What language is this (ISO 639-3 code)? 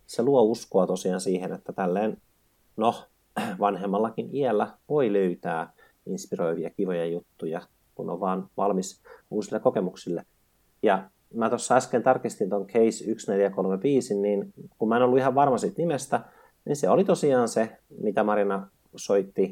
fin